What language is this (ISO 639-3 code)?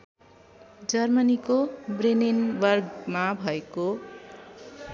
nep